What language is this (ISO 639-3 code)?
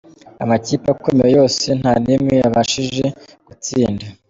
kin